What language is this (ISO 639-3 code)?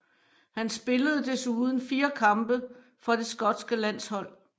dan